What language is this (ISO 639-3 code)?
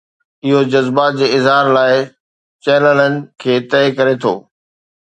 snd